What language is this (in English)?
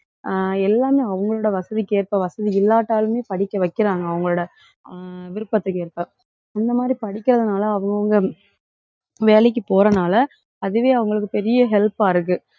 Tamil